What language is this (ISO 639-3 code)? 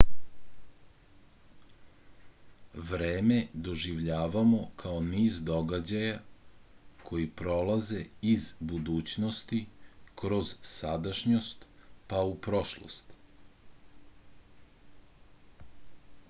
srp